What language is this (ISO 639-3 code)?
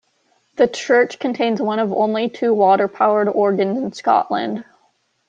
eng